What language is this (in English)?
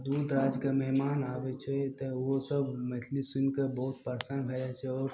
Maithili